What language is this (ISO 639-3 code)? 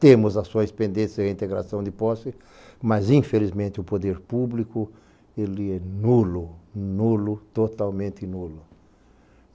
por